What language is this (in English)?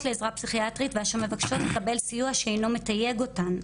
Hebrew